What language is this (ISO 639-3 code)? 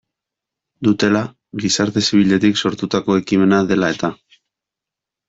eus